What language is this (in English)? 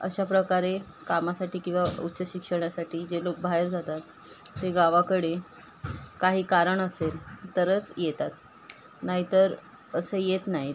Marathi